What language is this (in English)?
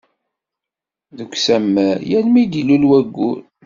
Kabyle